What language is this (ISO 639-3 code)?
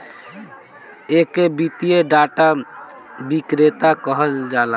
bho